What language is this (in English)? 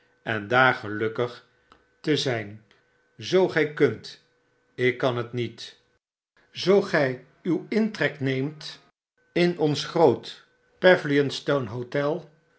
Dutch